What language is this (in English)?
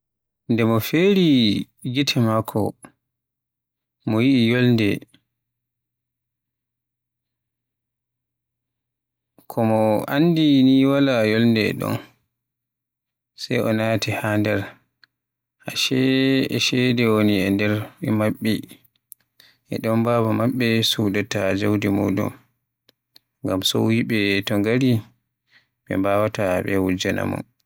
Western Niger Fulfulde